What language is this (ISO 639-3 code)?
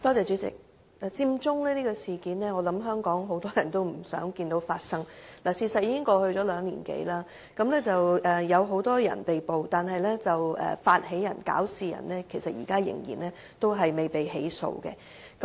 yue